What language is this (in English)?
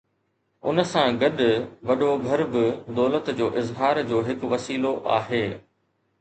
Sindhi